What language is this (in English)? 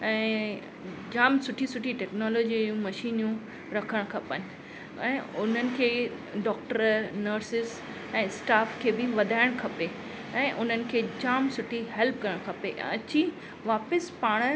Sindhi